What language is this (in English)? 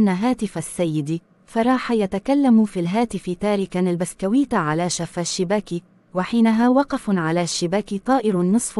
Arabic